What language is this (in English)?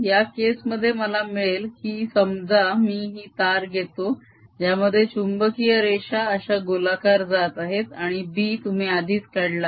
Marathi